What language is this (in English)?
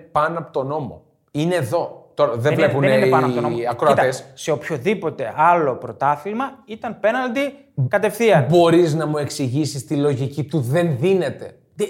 Greek